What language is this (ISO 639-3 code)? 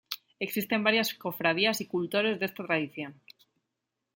spa